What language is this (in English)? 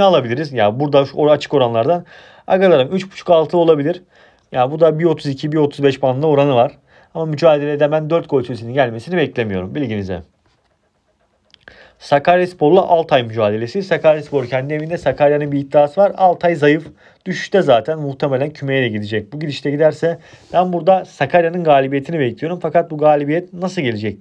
Turkish